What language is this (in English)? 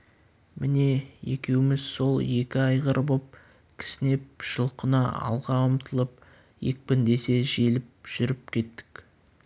Kazakh